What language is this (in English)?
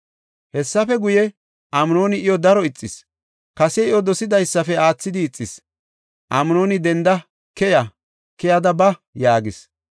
Gofa